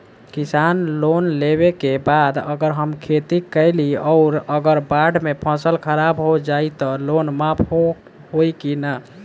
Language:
Bhojpuri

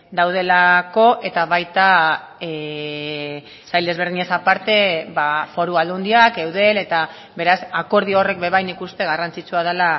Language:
Basque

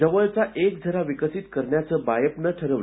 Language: Marathi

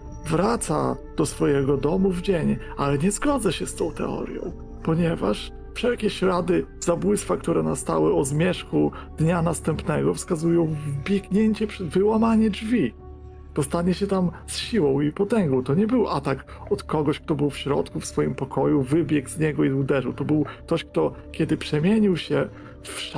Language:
Polish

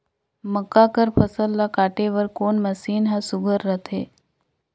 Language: Chhattisgarhi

